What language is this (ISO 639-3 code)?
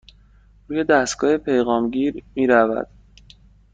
fas